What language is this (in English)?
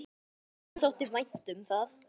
Icelandic